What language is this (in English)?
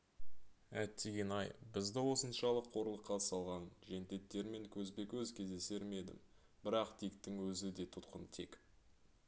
Kazakh